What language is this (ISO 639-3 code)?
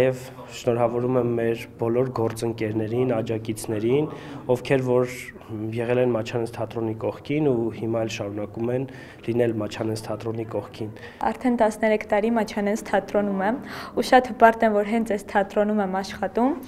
tur